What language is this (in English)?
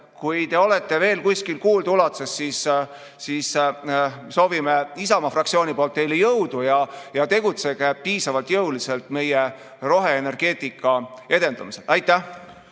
Estonian